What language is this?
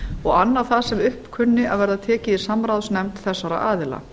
Icelandic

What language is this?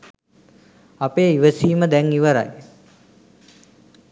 Sinhala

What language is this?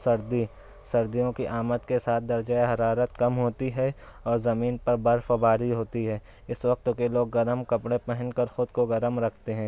Urdu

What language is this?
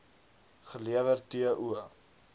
Afrikaans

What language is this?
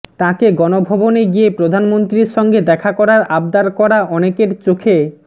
Bangla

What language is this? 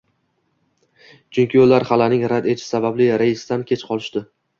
Uzbek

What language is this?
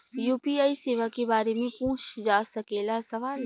Bhojpuri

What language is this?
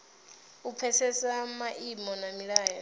Venda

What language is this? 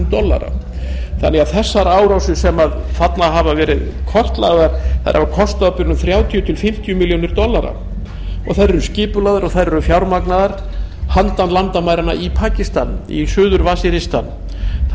Icelandic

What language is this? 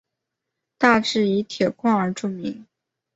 Chinese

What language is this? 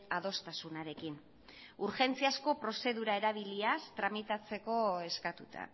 Basque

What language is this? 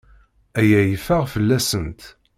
Kabyle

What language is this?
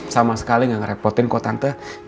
Indonesian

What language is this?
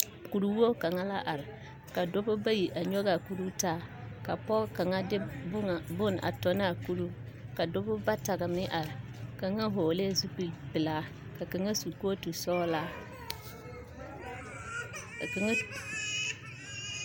Southern Dagaare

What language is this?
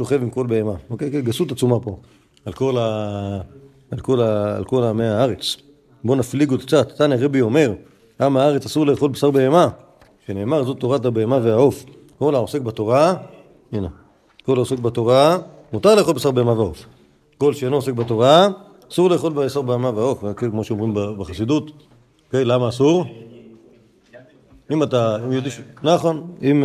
Hebrew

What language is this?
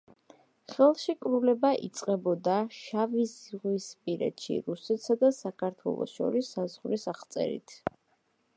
Georgian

